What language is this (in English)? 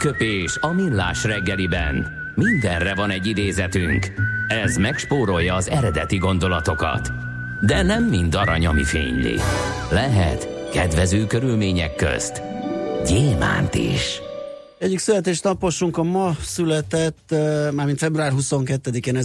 Hungarian